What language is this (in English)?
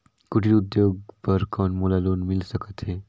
Chhattisgarhi